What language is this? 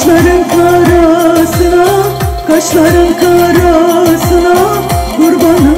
Arabic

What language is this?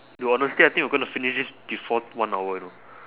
English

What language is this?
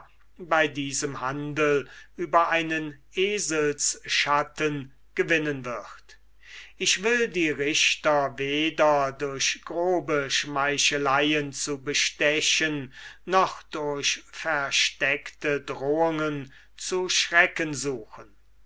German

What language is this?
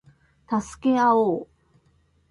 Japanese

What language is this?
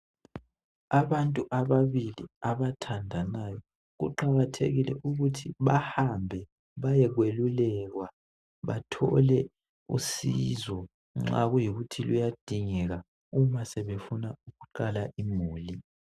North Ndebele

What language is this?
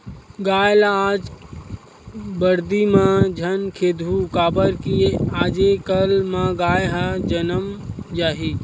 Chhattisgarhi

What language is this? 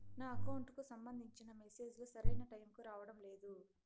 Telugu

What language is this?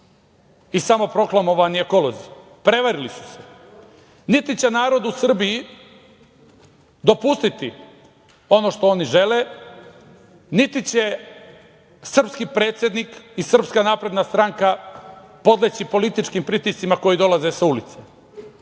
Serbian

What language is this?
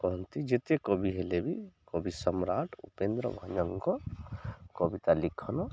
Odia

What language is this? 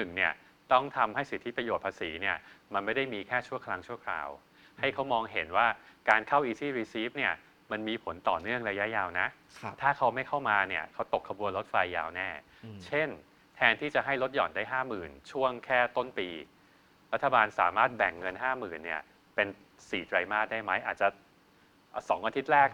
Thai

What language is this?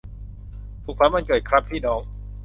Thai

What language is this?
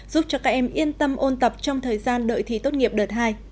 Vietnamese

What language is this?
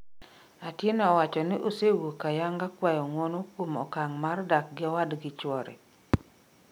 Luo (Kenya and Tanzania)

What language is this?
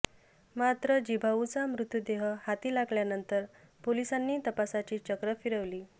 Marathi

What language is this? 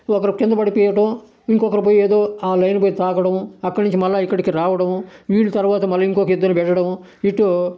Telugu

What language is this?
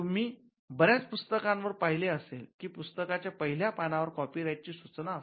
Marathi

